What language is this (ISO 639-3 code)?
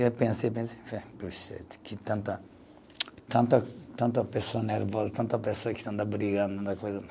por